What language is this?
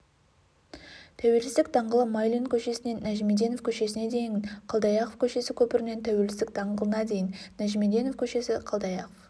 Kazakh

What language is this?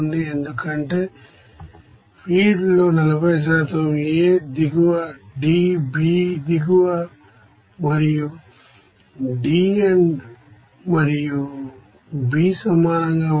Telugu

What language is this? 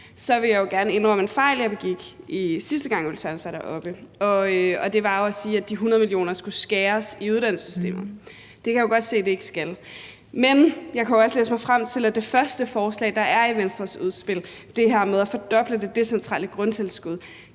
Danish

